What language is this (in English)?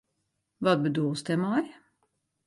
Western Frisian